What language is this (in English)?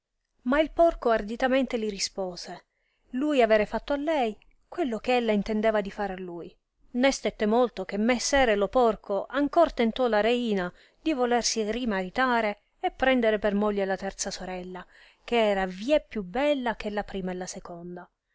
Italian